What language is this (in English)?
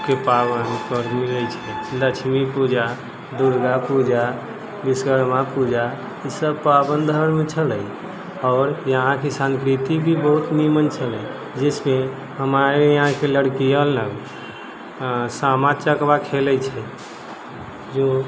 Maithili